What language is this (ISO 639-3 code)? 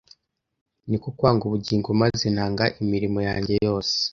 kin